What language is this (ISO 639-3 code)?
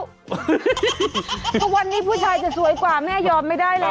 tha